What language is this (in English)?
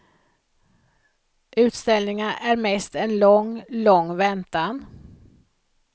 Swedish